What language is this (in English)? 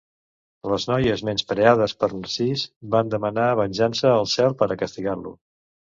Catalan